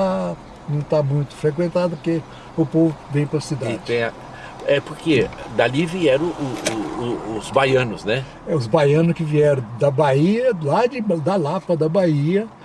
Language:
Portuguese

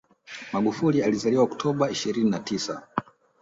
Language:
Swahili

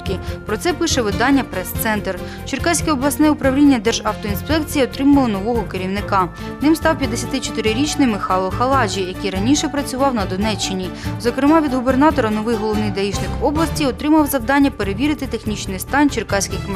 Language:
Ukrainian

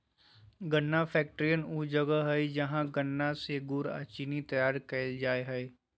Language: Magahi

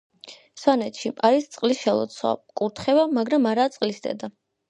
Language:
Georgian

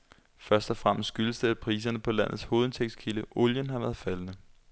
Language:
Danish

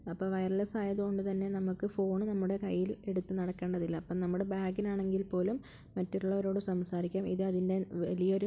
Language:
Malayalam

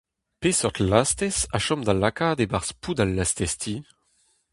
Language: Breton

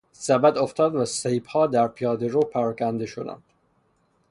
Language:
Persian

